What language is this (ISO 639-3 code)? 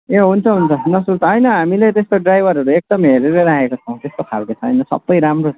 nep